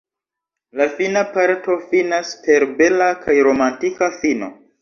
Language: Esperanto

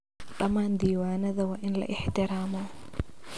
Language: Somali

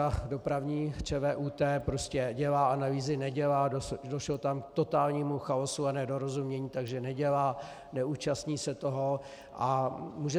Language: Czech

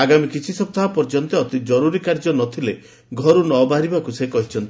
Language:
Odia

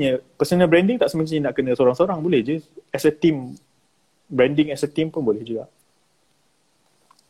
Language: Malay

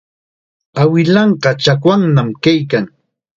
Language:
Chiquián Ancash Quechua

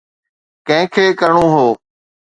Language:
Sindhi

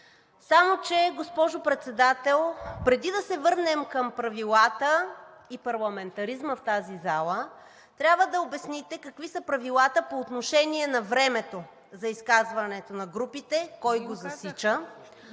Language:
Bulgarian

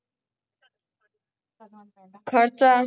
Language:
Punjabi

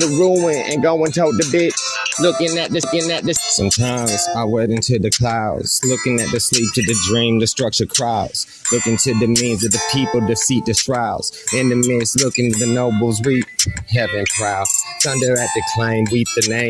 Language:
English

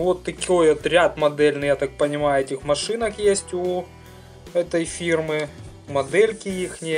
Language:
Russian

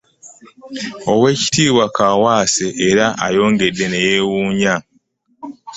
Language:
Ganda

